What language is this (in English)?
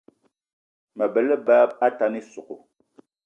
Eton (Cameroon)